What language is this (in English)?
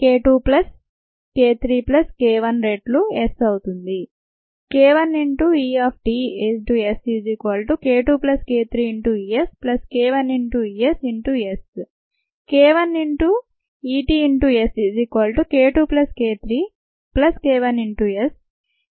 Telugu